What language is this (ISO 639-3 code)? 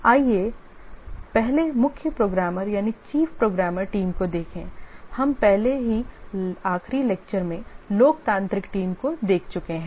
hin